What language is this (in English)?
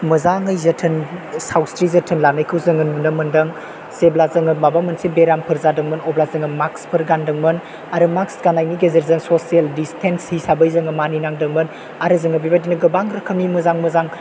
Bodo